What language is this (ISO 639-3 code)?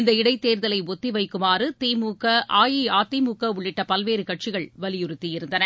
tam